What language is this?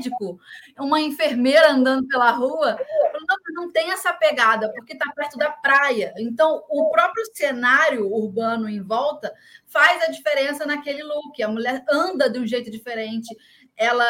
Portuguese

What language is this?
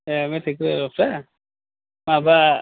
Bodo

